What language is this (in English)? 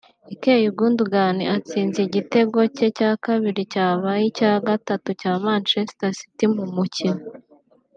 Kinyarwanda